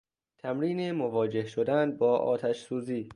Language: Persian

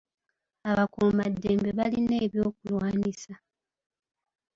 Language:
Ganda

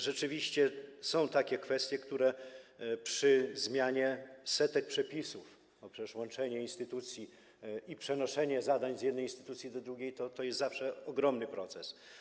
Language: Polish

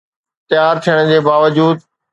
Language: Sindhi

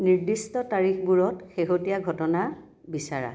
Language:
Assamese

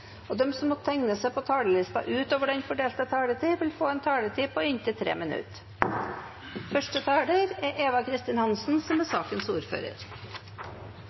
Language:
Norwegian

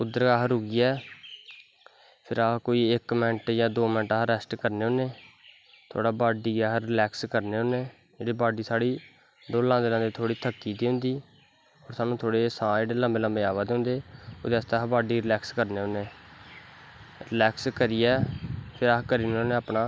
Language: Dogri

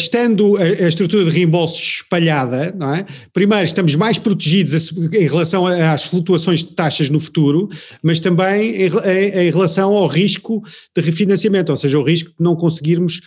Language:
Portuguese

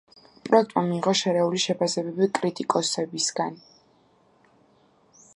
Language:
Georgian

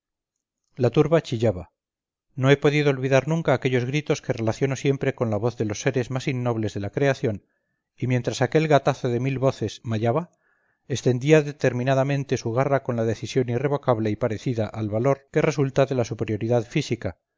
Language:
Spanish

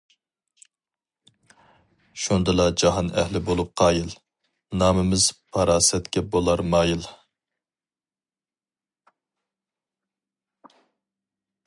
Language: Uyghur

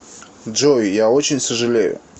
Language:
Russian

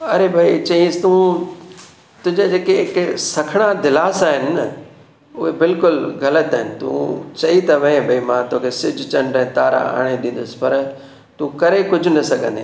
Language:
Sindhi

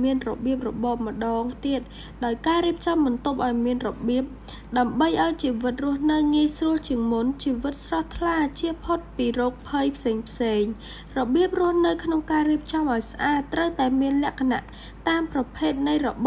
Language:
Thai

